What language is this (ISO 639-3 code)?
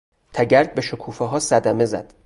fas